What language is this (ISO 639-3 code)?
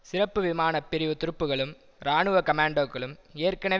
tam